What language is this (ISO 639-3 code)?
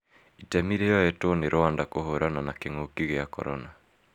kik